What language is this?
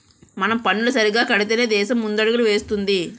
Telugu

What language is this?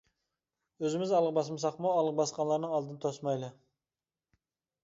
Uyghur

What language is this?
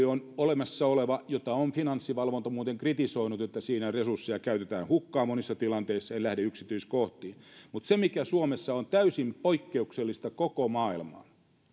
Finnish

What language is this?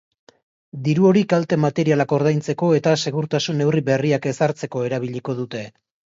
Basque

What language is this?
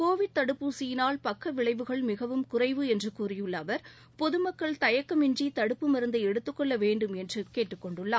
Tamil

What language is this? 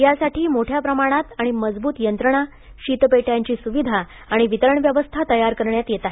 Marathi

